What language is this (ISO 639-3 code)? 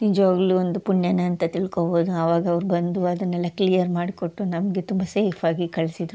kan